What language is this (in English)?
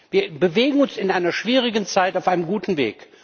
German